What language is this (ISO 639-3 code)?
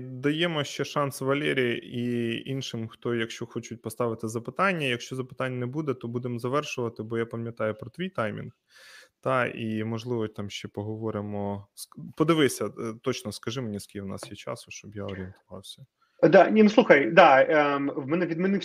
ukr